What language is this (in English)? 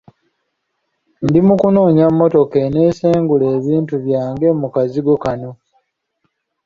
Ganda